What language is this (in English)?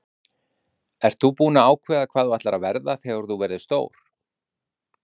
Icelandic